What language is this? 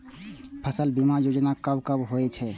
Maithili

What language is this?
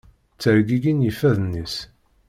Kabyle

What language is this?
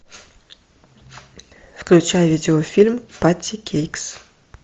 Russian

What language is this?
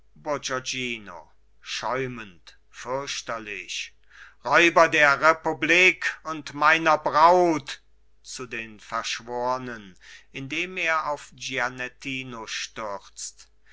German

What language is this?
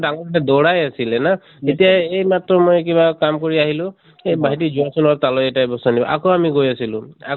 Assamese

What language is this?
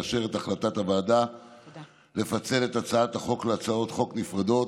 Hebrew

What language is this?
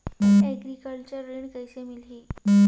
Chhattisgarhi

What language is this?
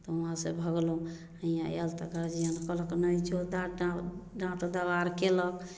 Maithili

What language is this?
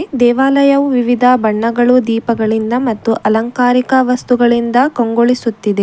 Kannada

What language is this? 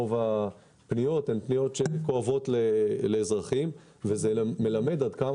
Hebrew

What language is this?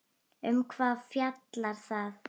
Icelandic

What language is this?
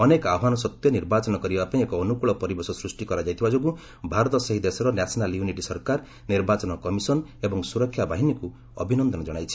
Odia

